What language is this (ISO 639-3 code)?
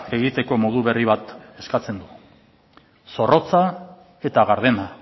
eus